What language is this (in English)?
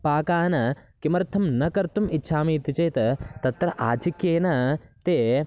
Sanskrit